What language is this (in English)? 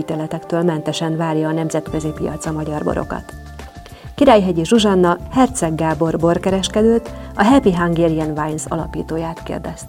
Hungarian